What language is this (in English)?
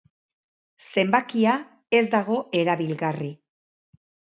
Basque